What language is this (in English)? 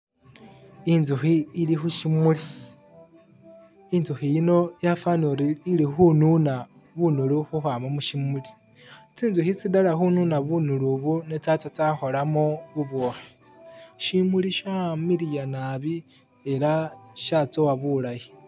Masaaba